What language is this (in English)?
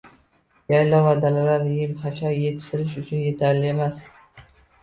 Uzbek